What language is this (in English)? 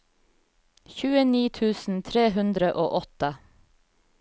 Norwegian